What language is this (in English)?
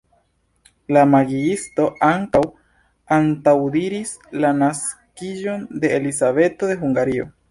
Esperanto